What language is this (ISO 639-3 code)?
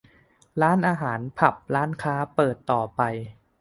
tha